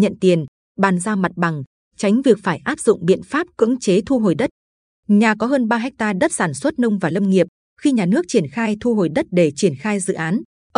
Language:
Vietnamese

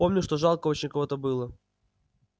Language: Russian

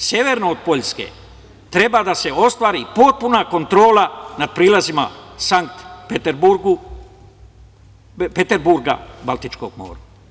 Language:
Serbian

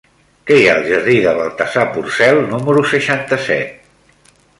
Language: Catalan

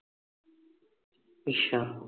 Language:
Punjabi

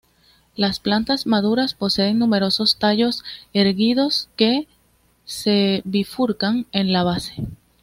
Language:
Spanish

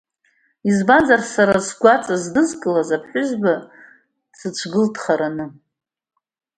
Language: Abkhazian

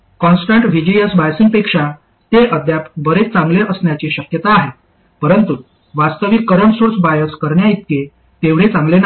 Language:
Marathi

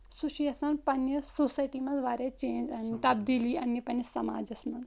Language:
Kashmiri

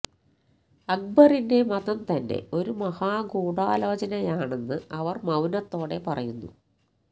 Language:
Malayalam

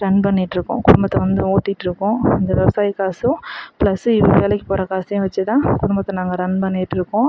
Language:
Tamil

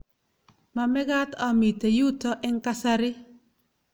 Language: Kalenjin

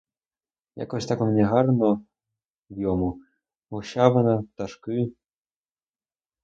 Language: Ukrainian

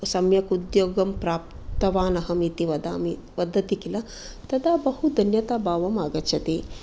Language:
Sanskrit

